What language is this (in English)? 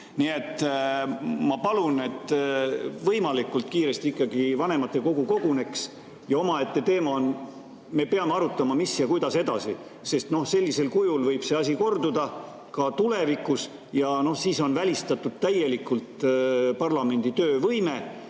Estonian